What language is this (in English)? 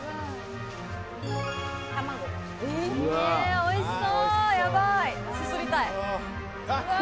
Japanese